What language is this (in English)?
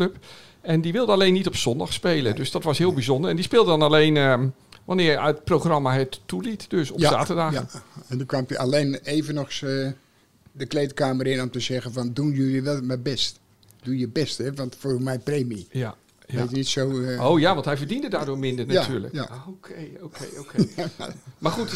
Dutch